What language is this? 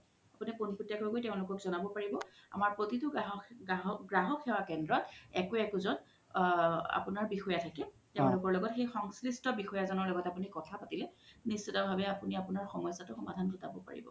Assamese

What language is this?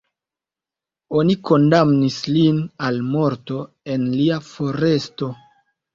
Esperanto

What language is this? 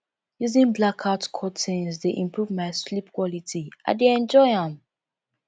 Nigerian Pidgin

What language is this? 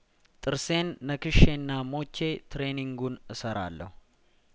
Amharic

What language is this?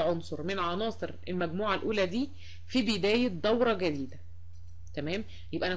Arabic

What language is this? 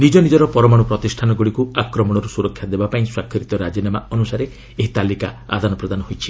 Odia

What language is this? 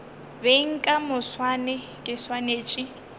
Northern Sotho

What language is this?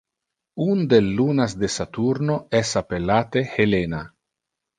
Interlingua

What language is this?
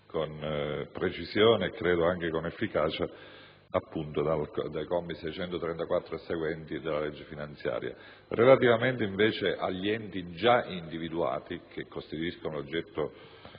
Italian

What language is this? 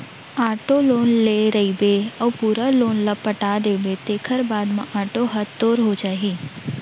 Chhattisgarhi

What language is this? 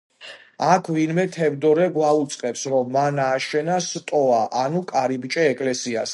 Georgian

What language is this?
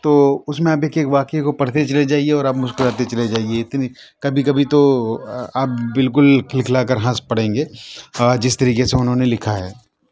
Urdu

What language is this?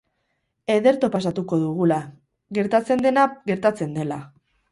Basque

